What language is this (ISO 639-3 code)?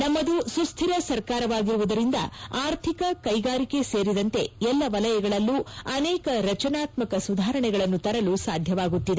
kan